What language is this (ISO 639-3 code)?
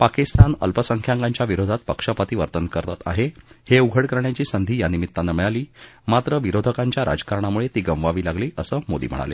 mar